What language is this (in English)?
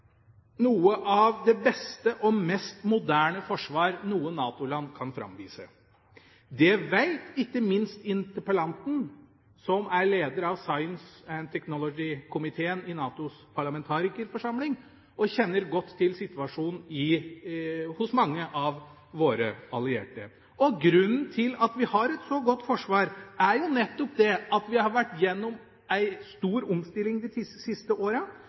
Norwegian Bokmål